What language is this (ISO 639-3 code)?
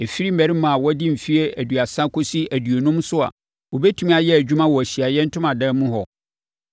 aka